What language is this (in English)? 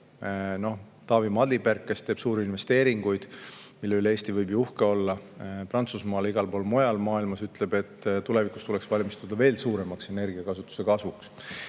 Estonian